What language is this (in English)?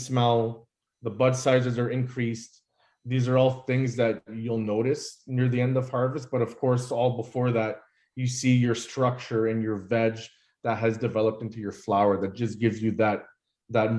English